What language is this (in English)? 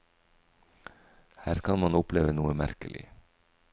Norwegian